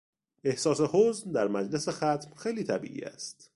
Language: Persian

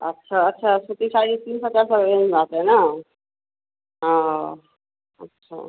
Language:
Hindi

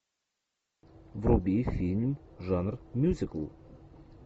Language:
Russian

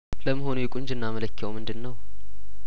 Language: Amharic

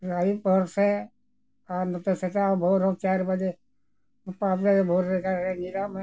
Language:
Santali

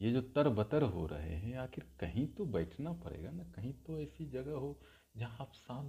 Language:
Hindi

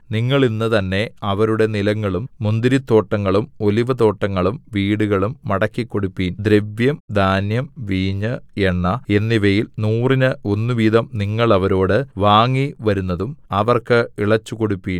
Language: Malayalam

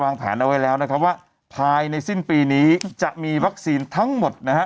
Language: Thai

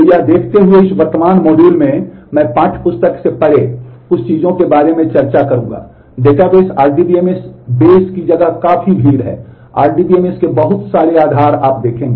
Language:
Hindi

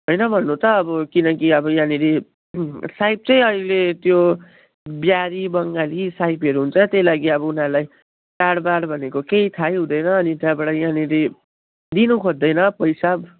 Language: Nepali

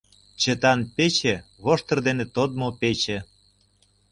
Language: Mari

